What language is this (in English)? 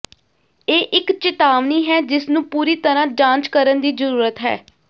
Punjabi